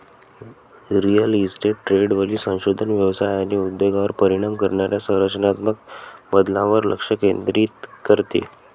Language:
Marathi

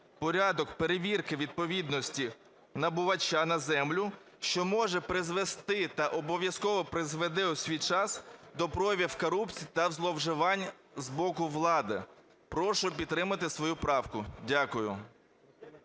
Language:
Ukrainian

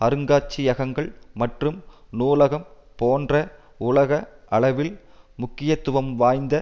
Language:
Tamil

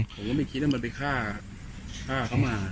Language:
Thai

